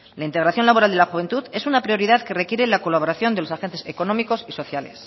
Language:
Spanish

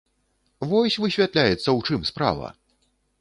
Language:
Belarusian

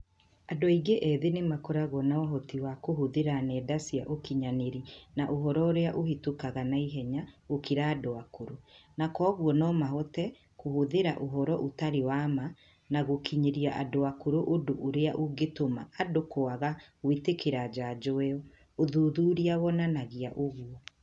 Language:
Kikuyu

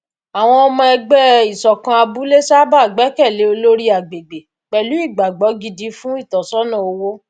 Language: Yoruba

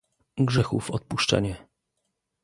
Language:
Polish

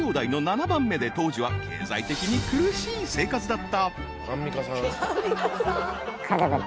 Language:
Japanese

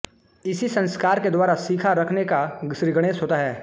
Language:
Hindi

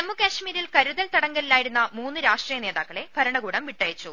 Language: Malayalam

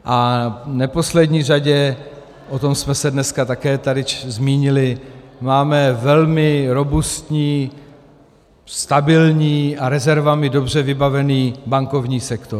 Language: Czech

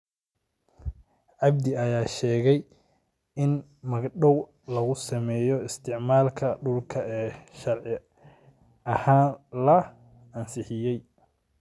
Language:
Somali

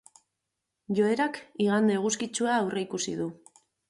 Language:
Basque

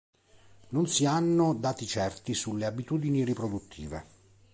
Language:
Italian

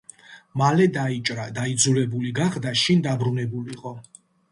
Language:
Georgian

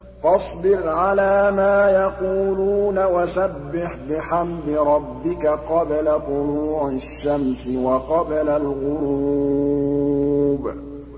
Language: Arabic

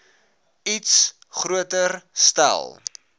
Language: Afrikaans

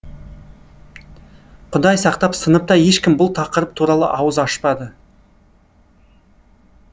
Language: Kazakh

